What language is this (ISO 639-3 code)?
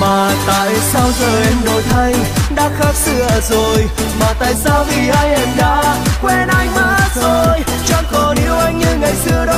vie